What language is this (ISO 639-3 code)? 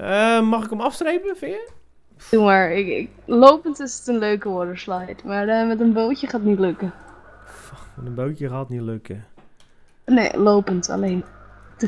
nld